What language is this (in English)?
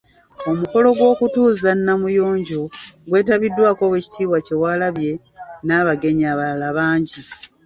Ganda